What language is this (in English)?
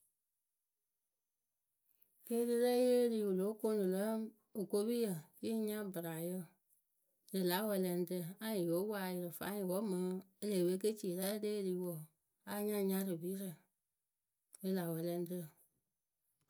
Akebu